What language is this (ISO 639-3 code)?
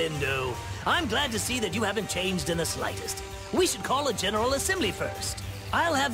eng